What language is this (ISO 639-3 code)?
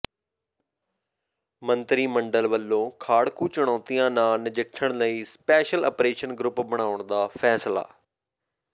pan